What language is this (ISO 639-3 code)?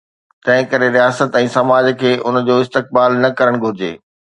snd